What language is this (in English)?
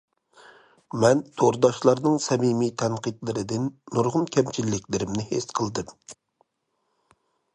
Uyghur